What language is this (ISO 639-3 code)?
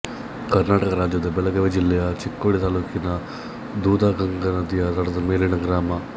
kan